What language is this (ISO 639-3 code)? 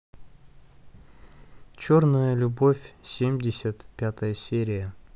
rus